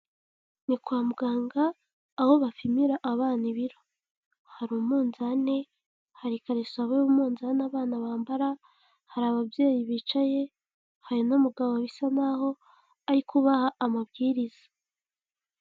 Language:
Kinyarwanda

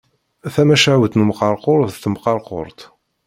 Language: Kabyle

